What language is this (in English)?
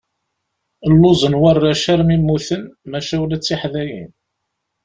Kabyle